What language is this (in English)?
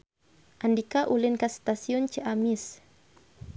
Sundanese